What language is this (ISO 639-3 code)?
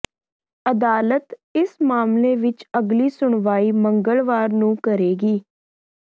pan